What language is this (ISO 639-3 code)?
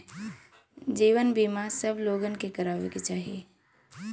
bho